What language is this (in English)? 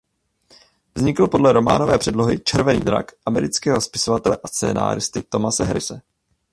Czech